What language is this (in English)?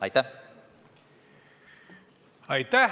Estonian